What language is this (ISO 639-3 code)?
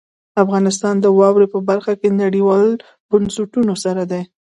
pus